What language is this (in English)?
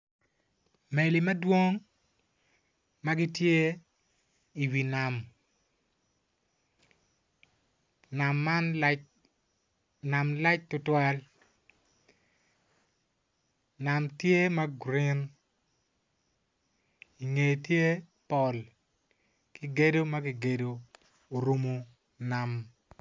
Acoli